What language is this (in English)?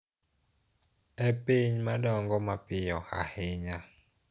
Luo (Kenya and Tanzania)